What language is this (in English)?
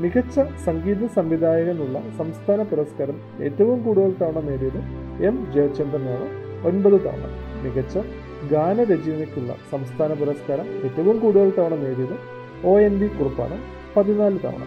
Malayalam